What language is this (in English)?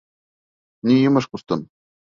Bashkir